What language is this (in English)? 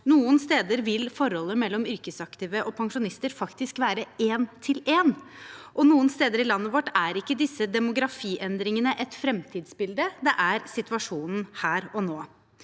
Norwegian